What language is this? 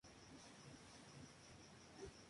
Spanish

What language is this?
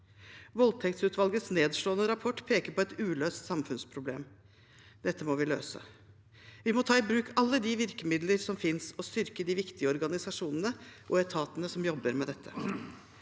Norwegian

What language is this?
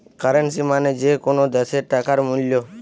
Bangla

